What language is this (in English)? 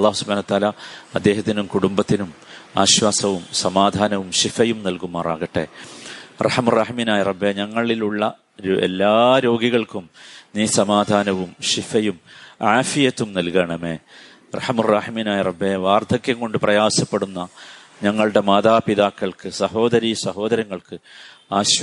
Malayalam